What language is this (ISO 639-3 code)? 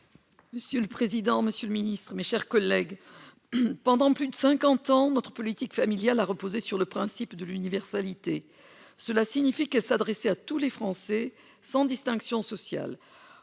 fra